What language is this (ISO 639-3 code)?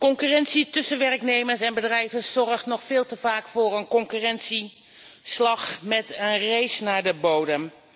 nld